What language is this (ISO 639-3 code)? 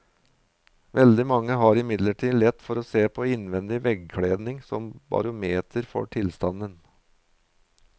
nor